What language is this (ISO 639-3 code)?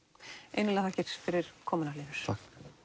isl